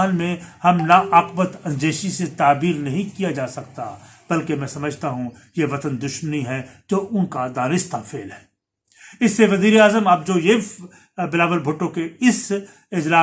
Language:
Urdu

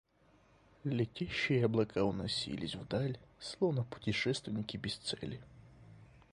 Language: Russian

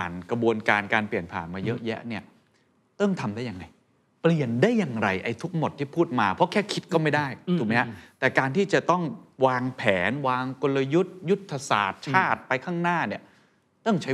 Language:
Thai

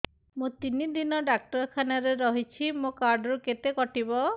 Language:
Odia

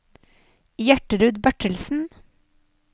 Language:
Norwegian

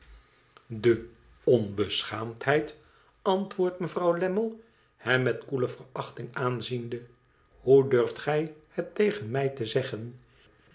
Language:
Dutch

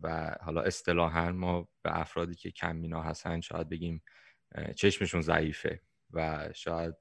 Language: Persian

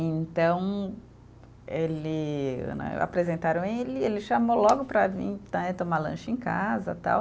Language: Portuguese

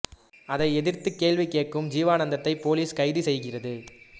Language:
Tamil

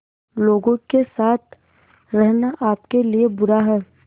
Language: Hindi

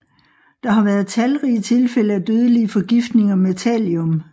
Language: Danish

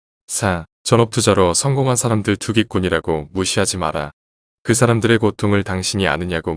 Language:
Korean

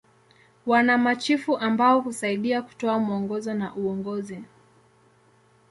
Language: Swahili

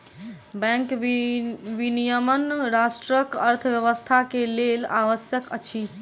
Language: Maithili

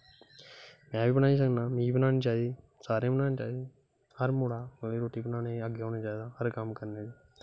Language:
Dogri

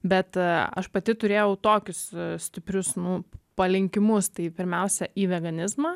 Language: Lithuanian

